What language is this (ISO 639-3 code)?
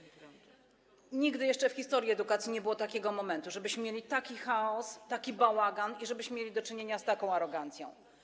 pol